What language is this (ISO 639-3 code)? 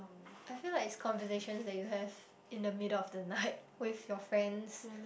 eng